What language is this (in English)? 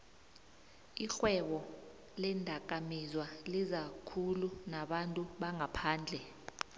South Ndebele